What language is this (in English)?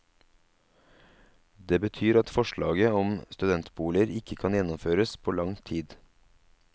Norwegian